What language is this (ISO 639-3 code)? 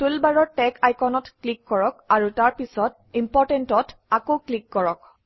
asm